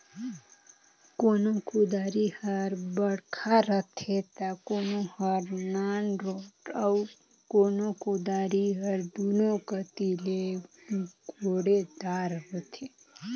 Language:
Chhattisgarhi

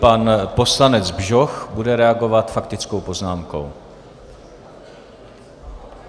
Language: Czech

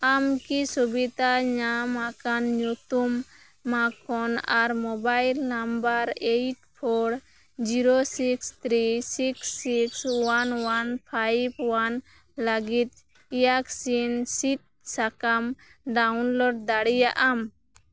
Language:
Santali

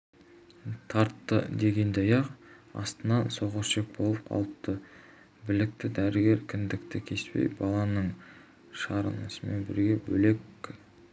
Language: Kazakh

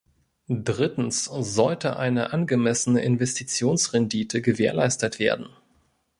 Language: German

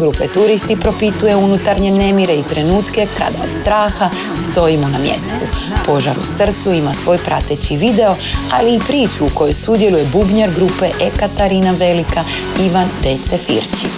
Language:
Croatian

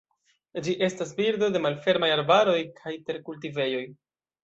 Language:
Esperanto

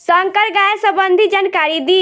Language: Bhojpuri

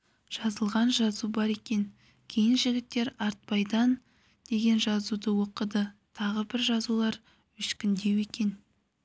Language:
Kazakh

